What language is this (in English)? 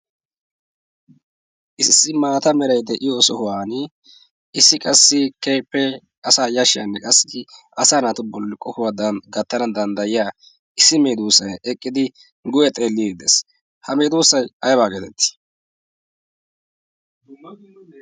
Wolaytta